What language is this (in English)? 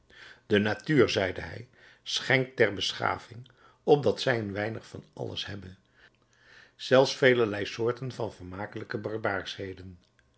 Dutch